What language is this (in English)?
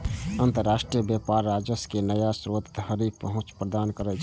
Maithili